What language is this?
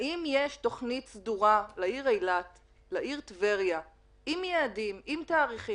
Hebrew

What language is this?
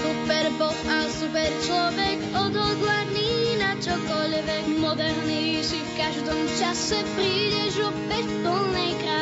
Slovak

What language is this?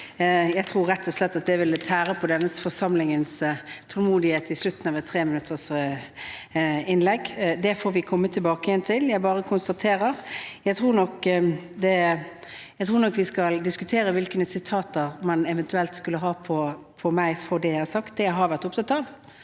Norwegian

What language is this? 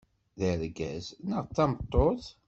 Kabyle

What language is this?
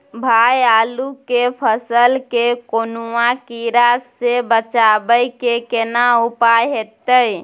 Maithili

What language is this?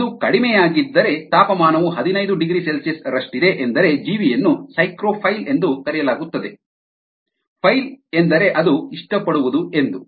Kannada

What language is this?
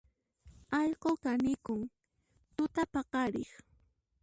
Puno Quechua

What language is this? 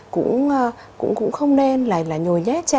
Vietnamese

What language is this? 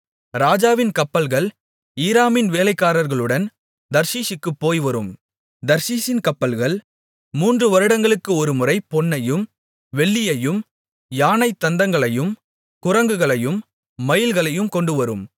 Tamil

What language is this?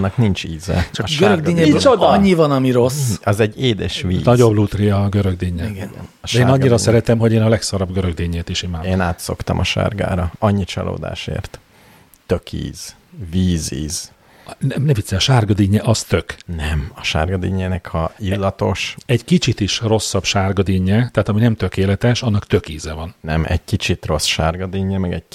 Hungarian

